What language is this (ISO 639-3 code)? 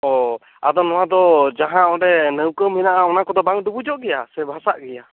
sat